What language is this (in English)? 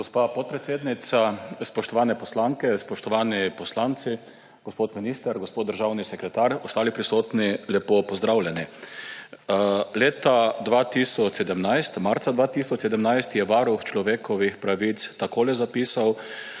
Slovenian